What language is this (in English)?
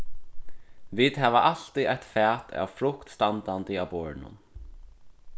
Faroese